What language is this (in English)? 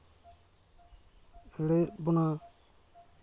Santali